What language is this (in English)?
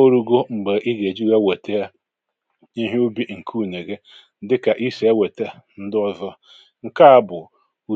Igbo